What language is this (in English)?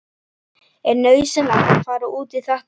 Icelandic